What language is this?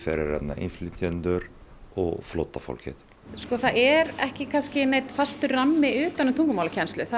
Icelandic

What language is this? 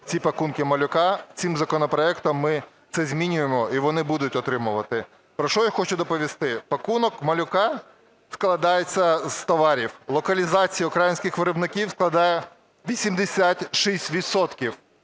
Ukrainian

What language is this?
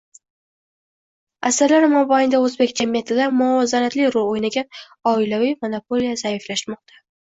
Uzbek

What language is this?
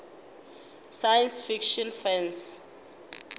Northern Sotho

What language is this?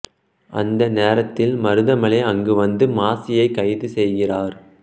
Tamil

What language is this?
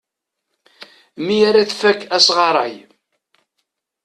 Kabyle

